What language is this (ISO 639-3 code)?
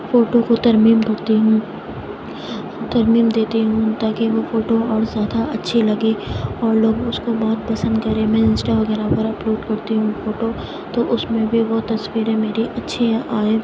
urd